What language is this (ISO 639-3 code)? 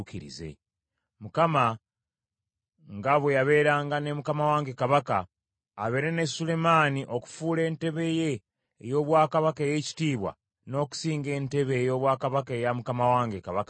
lug